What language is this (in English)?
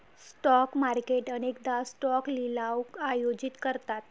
Marathi